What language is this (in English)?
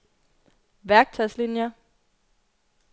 Danish